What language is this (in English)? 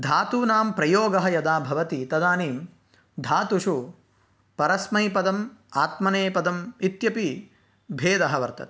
Sanskrit